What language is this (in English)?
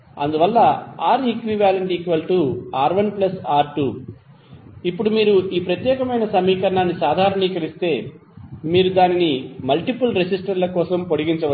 Telugu